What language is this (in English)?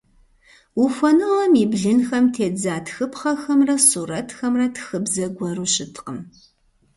Kabardian